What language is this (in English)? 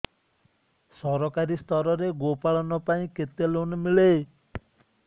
Odia